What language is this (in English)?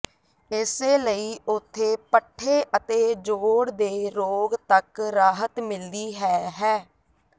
Punjabi